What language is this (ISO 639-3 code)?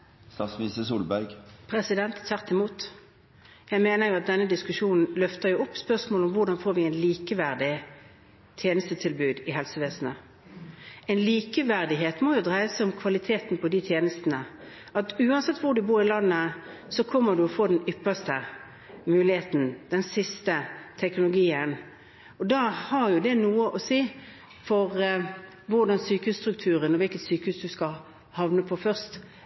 nor